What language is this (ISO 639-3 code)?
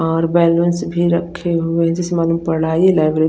hin